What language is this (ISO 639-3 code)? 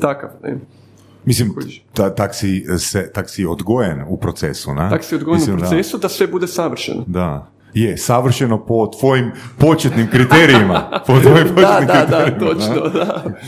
hrv